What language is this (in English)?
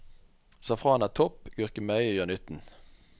Norwegian